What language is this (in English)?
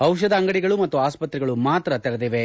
Kannada